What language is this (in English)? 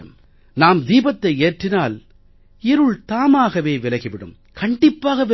Tamil